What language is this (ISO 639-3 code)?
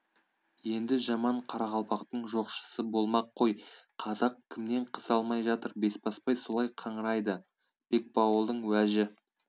kaz